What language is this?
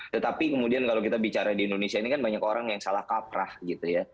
Indonesian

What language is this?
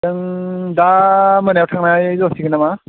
Bodo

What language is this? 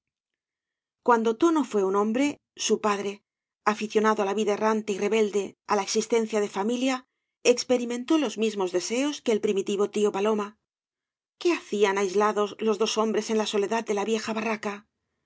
Spanish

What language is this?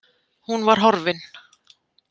Icelandic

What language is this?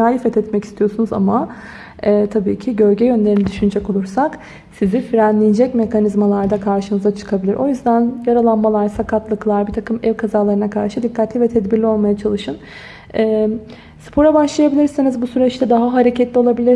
Turkish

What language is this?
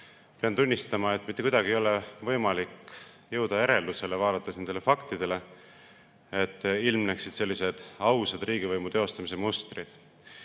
Estonian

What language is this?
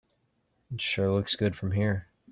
English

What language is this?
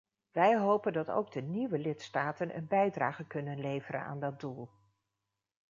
Dutch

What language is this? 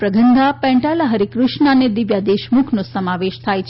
Gujarati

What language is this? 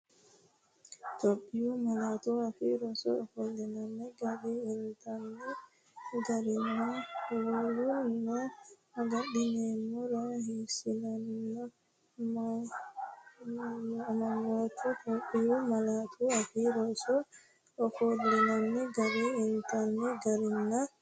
Sidamo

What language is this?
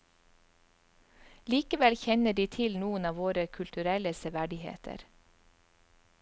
Norwegian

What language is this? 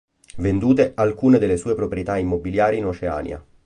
Italian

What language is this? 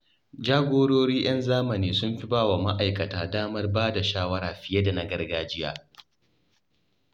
Hausa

